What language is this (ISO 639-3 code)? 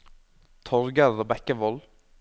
nor